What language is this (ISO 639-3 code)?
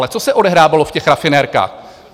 ces